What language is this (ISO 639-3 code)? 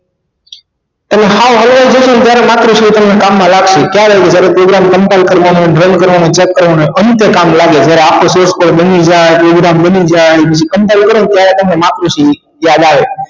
guj